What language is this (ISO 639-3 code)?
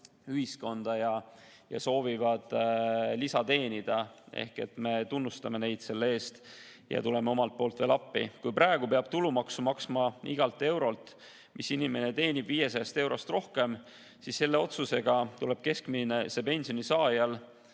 est